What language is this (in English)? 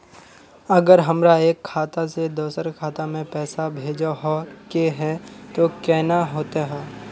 Magahi